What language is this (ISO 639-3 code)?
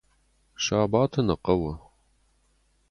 oss